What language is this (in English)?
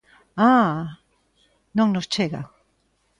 Galician